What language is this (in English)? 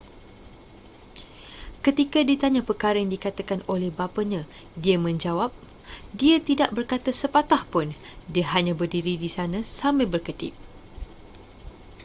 Malay